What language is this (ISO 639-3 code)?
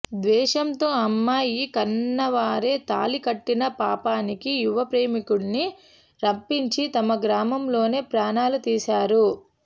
tel